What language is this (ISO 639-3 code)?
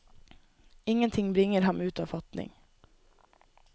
nor